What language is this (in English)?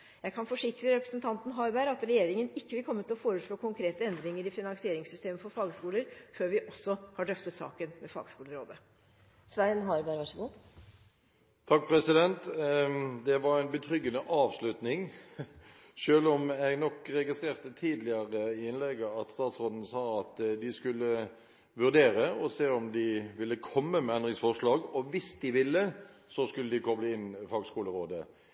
Norwegian Bokmål